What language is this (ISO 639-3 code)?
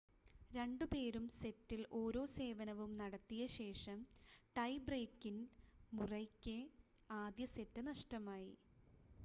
mal